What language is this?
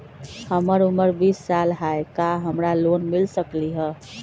Magahi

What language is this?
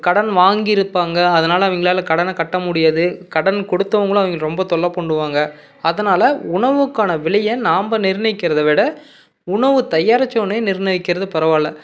Tamil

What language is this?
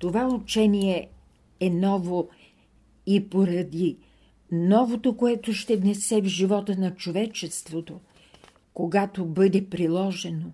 Bulgarian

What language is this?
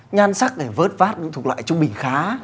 Vietnamese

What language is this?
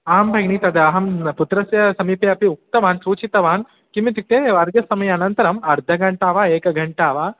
Sanskrit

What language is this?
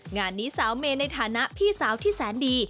Thai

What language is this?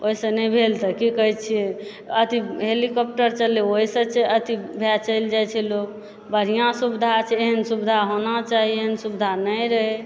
Maithili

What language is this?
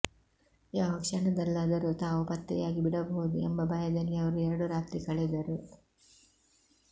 Kannada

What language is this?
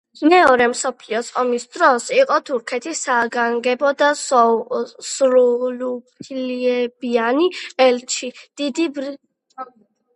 Georgian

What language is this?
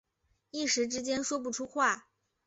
Chinese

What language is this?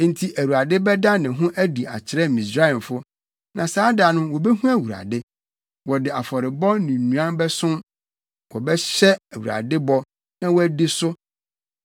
Akan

